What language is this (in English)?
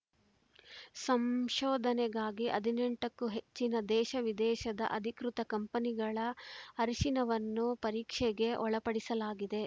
Kannada